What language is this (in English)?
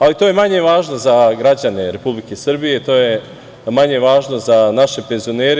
Serbian